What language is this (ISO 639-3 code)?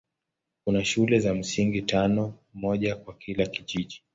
swa